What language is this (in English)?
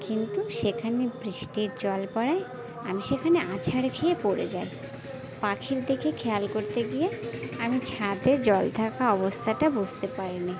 Bangla